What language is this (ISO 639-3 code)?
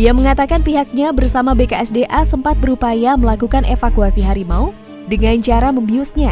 ind